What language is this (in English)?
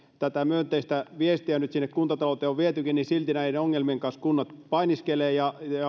Finnish